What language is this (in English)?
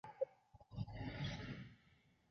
Chinese